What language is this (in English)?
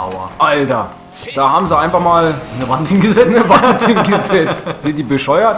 German